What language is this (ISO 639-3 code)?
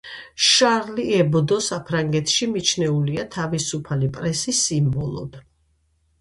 kat